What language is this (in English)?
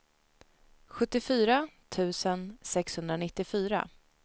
Swedish